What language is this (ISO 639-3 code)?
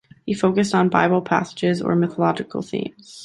eng